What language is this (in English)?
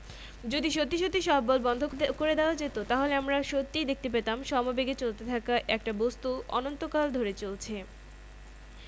Bangla